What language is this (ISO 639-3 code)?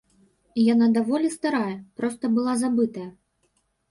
bel